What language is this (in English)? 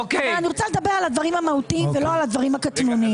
Hebrew